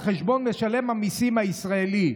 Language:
Hebrew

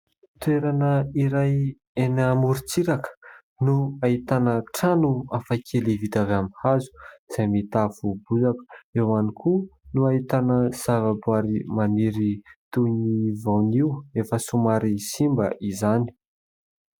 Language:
Malagasy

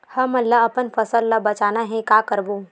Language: Chhattisgarhi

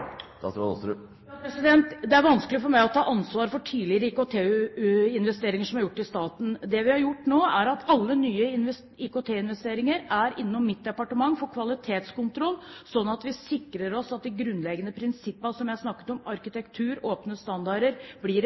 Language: Norwegian Bokmål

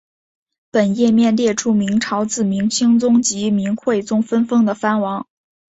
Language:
Chinese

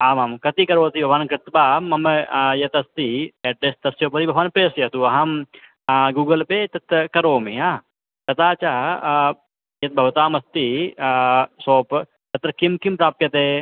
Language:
Sanskrit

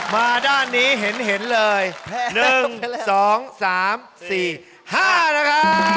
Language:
Thai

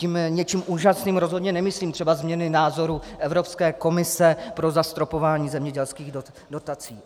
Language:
Czech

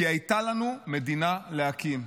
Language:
Hebrew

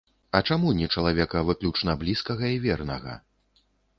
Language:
Belarusian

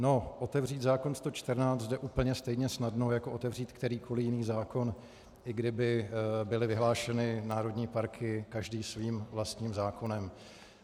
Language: Czech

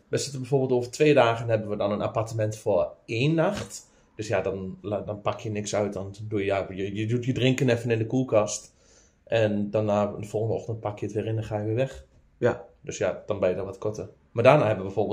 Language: Dutch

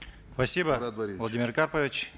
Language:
Kazakh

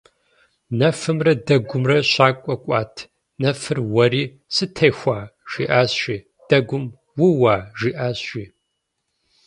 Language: Kabardian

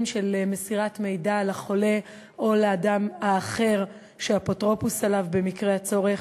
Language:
Hebrew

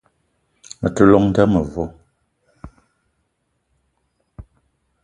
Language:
Eton (Cameroon)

